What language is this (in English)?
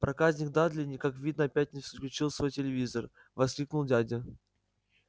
Russian